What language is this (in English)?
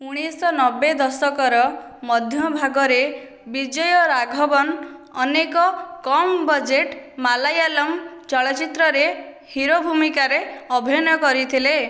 Odia